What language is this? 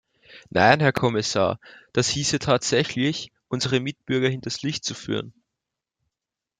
German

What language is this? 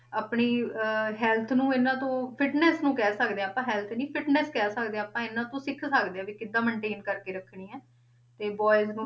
Punjabi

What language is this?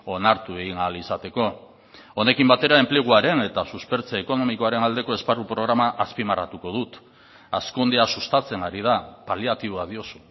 Basque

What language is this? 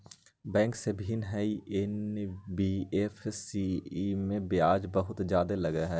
Magahi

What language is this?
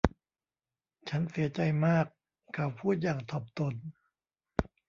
Thai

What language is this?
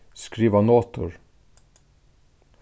Faroese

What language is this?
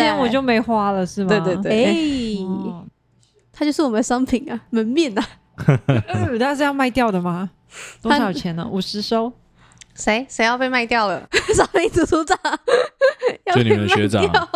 Chinese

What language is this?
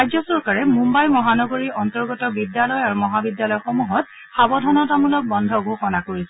Assamese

